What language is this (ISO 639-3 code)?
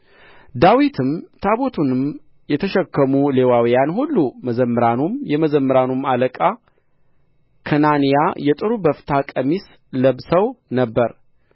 amh